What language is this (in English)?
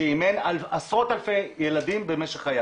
Hebrew